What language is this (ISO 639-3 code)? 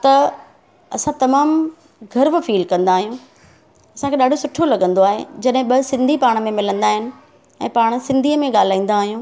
snd